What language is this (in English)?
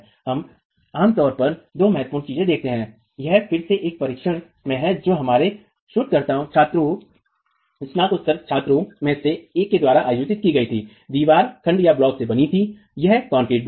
Hindi